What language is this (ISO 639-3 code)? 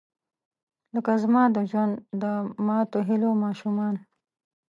pus